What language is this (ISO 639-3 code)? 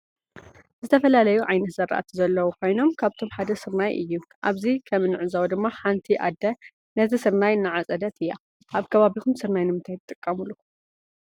tir